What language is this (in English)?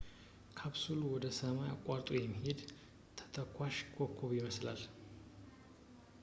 Amharic